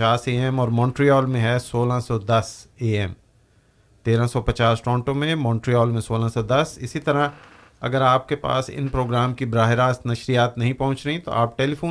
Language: Urdu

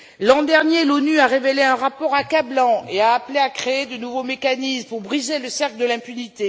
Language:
French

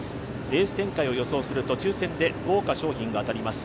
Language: Japanese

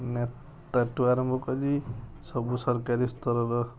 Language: Odia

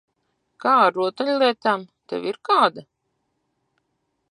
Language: Latvian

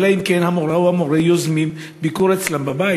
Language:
Hebrew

